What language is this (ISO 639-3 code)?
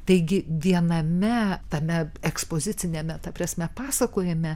lit